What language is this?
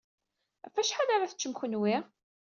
Kabyle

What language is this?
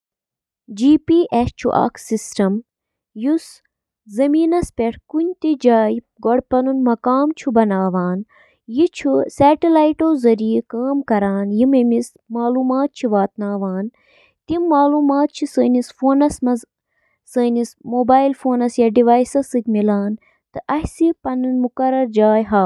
Kashmiri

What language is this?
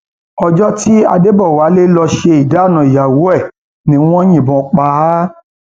Yoruba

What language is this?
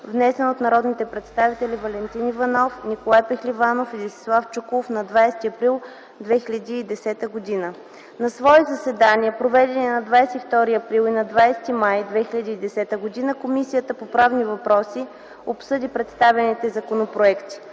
Bulgarian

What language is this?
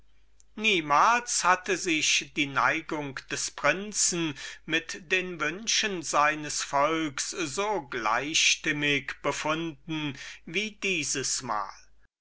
German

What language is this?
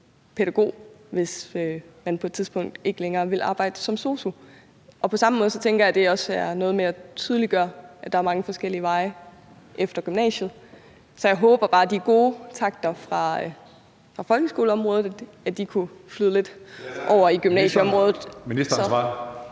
Danish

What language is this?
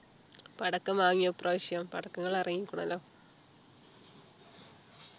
Malayalam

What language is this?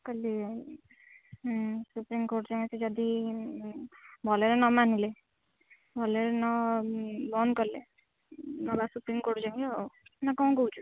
Odia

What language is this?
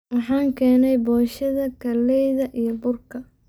Somali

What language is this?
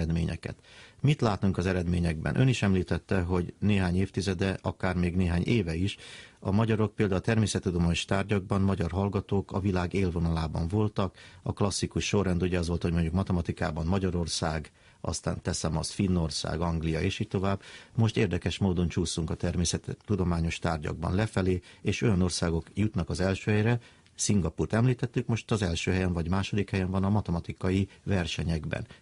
Hungarian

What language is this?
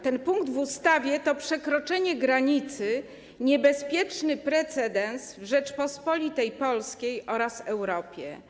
Polish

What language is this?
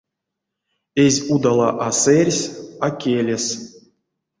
Erzya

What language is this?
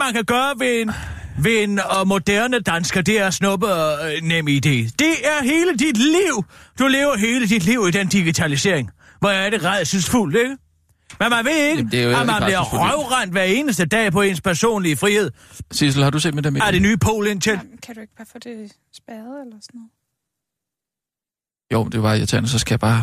Danish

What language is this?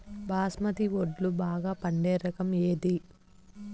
Telugu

